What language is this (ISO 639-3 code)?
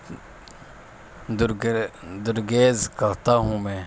urd